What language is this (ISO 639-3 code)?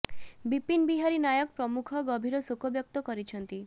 ori